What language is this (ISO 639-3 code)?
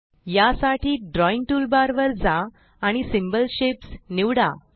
mar